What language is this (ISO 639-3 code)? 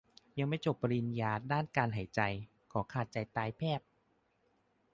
tha